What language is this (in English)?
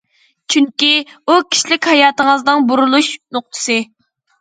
Uyghur